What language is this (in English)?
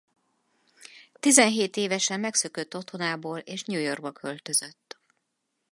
Hungarian